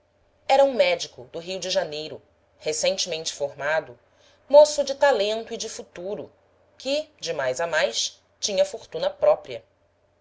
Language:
Portuguese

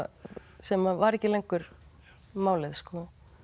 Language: Icelandic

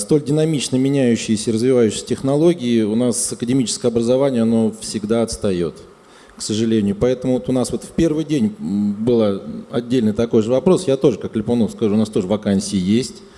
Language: Russian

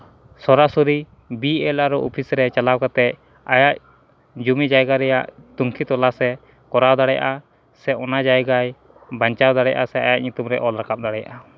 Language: Santali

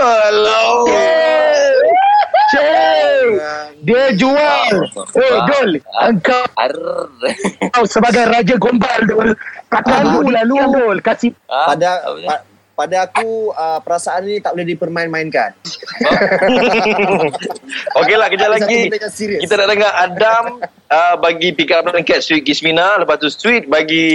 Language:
Malay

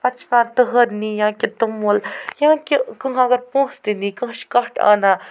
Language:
Kashmiri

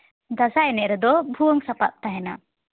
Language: Santali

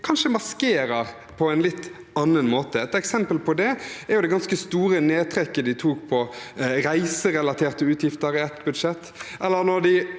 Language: Norwegian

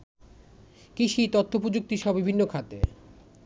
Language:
Bangla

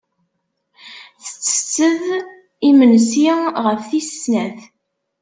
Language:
Kabyle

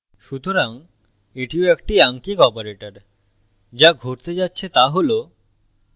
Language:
Bangla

